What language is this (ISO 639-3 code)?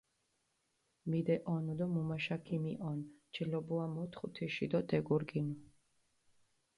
xmf